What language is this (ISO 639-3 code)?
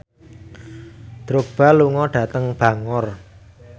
jav